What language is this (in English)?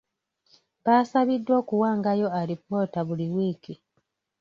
Ganda